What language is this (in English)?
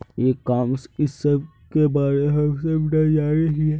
Magahi